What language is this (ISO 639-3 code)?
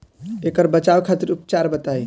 bho